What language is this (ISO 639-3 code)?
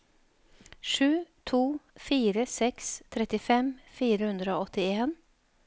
nor